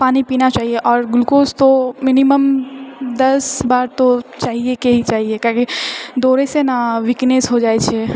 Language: Maithili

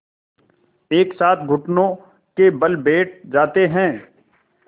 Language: Hindi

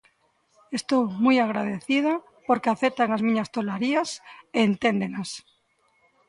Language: Galician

